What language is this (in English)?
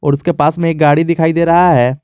Hindi